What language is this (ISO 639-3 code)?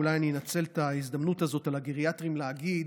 heb